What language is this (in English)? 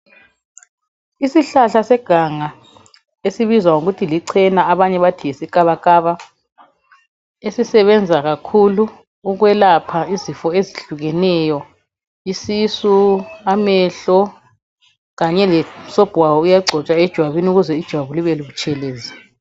North Ndebele